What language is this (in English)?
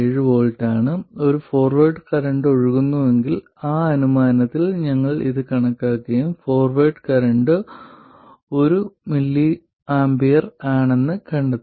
Malayalam